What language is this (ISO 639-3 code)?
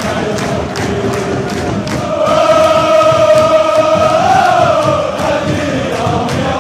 ell